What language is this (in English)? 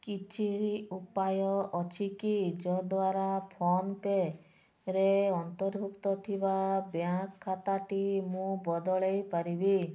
Odia